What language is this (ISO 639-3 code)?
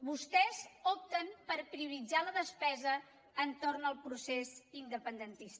cat